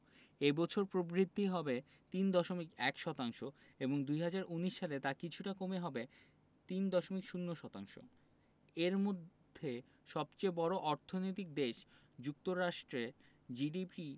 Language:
Bangla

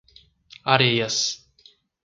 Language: Portuguese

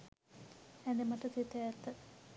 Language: Sinhala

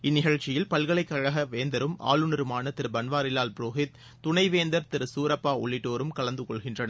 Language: Tamil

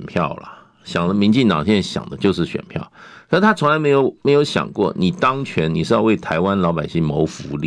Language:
Chinese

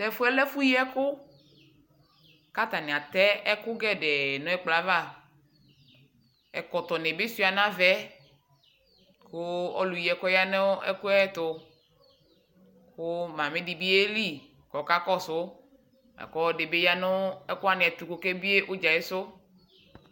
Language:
Ikposo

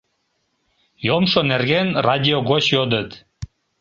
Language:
Mari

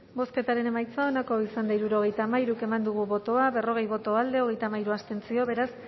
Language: Basque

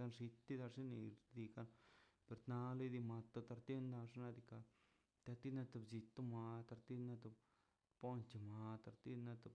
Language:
Mazaltepec Zapotec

